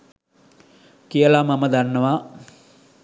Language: Sinhala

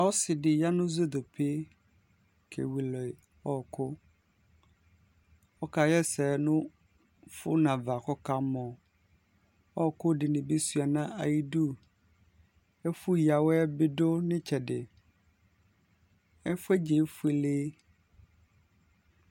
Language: Ikposo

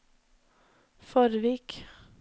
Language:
Norwegian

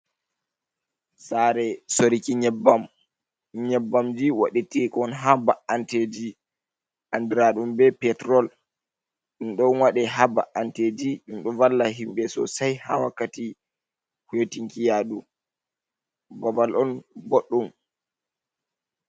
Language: Fula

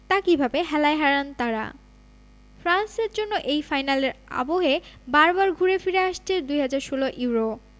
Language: Bangla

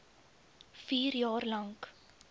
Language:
Afrikaans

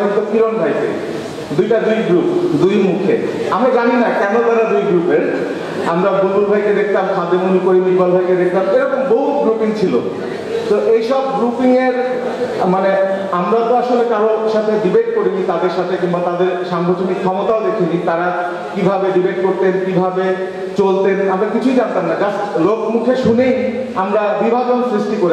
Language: Turkish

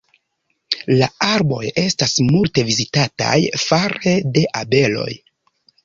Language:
Esperanto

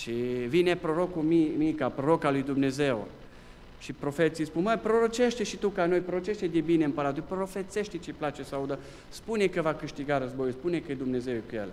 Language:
Romanian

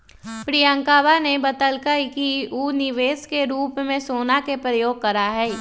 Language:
Magahi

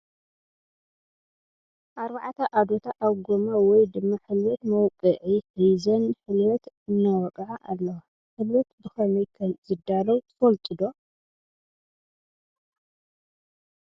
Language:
Tigrinya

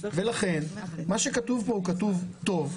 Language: Hebrew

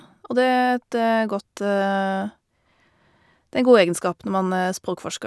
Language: Norwegian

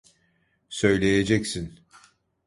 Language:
Turkish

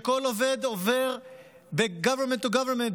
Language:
Hebrew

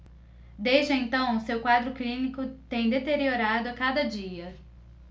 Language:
Portuguese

